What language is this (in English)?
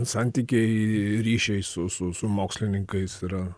Lithuanian